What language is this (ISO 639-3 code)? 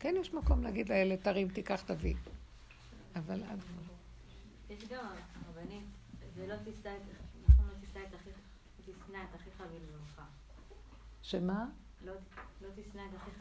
heb